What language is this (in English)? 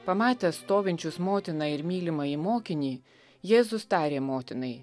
Lithuanian